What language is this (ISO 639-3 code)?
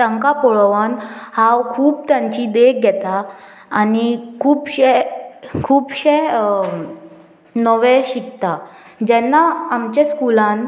kok